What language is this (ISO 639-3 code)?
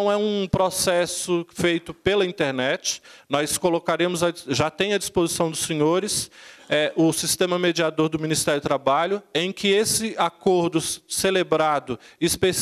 por